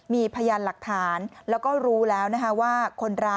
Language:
Thai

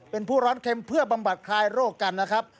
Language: Thai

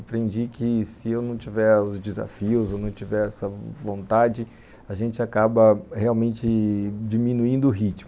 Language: Portuguese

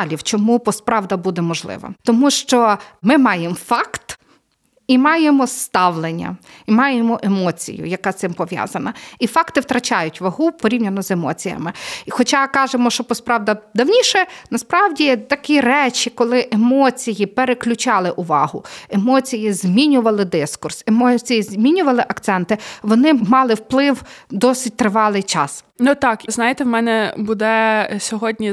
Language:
Ukrainian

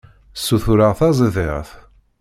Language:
Kabyle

